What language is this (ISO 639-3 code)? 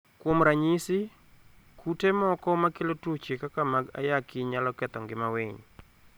luo